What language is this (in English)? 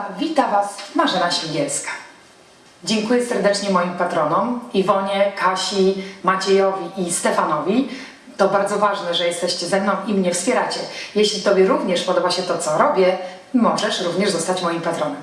Polish